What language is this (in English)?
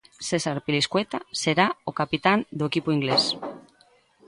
Galician